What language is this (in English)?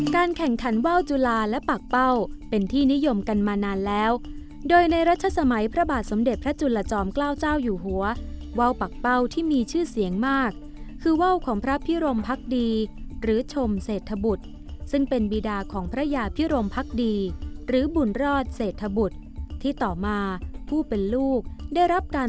Thai